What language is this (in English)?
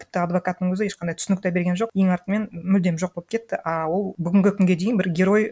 Kazakh